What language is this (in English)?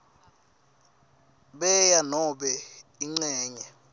Swati